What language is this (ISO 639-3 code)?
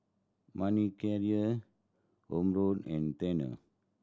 eng